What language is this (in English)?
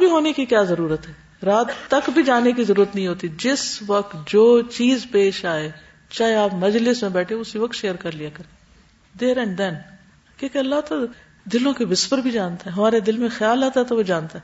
Urdu